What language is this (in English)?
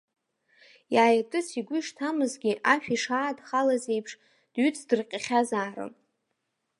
Abkhazian